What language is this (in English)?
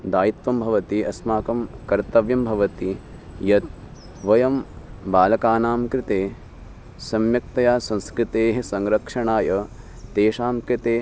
Sanskrit